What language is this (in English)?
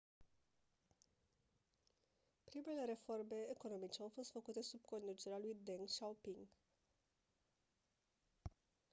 Romanian